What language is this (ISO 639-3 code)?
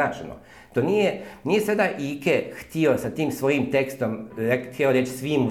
hrv